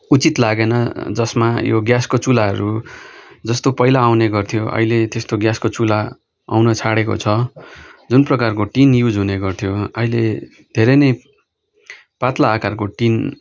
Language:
Nepali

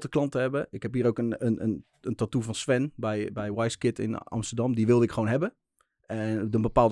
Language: Dutch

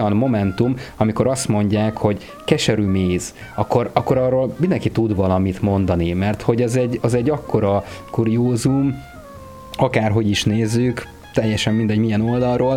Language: Hungarian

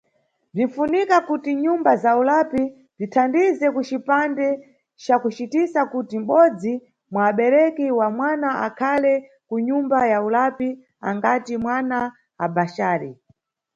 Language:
Nyungwe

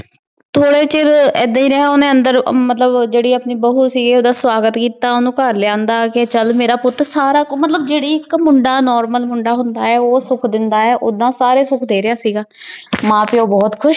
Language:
Punjabi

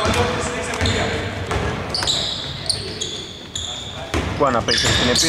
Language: Greek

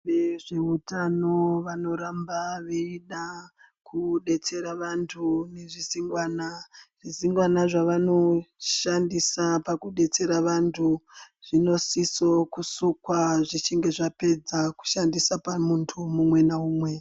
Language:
Ndau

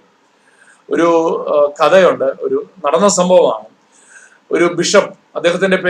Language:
Malayalam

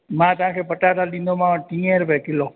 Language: Sindhi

